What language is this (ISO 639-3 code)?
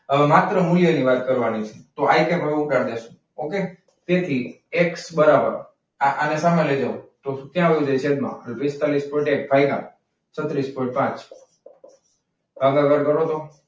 guj